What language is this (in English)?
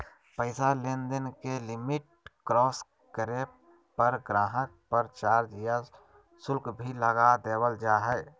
Magahi